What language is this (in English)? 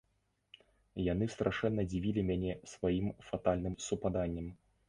Belarusian